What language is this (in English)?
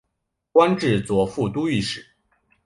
Chinese